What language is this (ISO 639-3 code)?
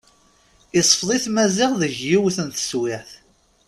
kab